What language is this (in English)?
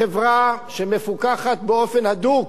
Hebrew